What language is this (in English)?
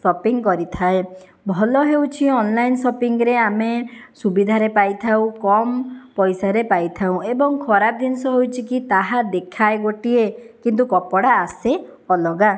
Odia